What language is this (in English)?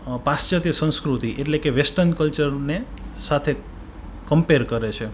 Gujarati